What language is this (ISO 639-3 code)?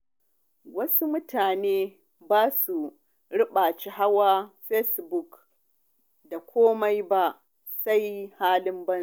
hau